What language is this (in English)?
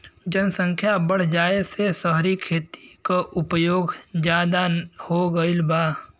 Bhojpuri